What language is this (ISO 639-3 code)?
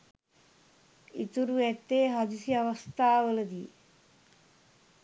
sin